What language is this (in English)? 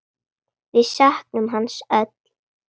Icelandic